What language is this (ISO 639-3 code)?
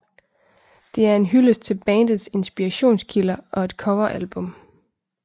dan